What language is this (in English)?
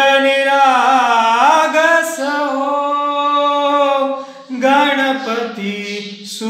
Romanian